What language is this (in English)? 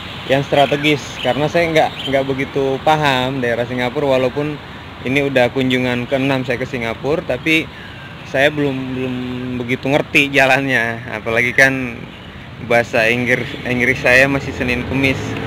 Indonesian